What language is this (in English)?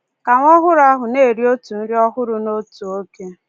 Igbo